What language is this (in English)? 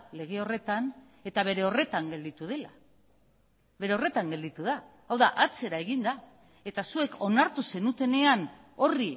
Basque